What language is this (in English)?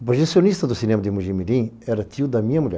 Portuguese